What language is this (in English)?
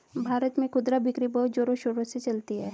Hindi